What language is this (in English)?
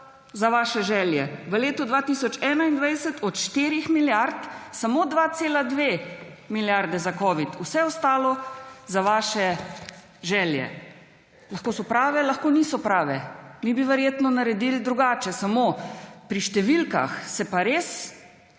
Slovenian